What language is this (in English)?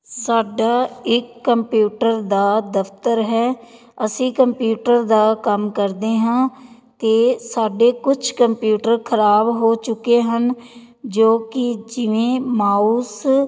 Punjabi